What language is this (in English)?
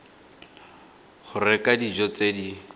Tswana